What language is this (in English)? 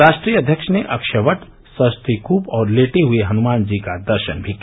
Hindi